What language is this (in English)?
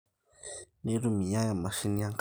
Masai